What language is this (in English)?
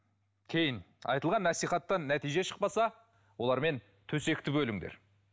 Kazakh